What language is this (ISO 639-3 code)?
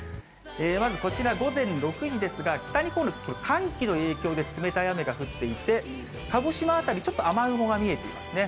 jpn